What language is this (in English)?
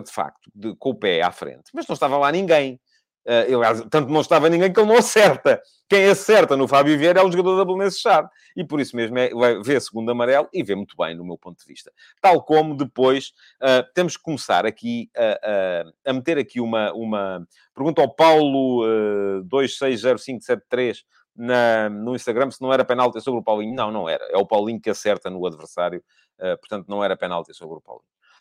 Portuguese